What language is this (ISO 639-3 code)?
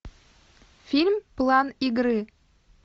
rus